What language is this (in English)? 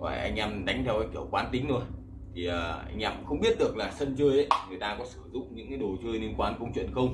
Vietnamese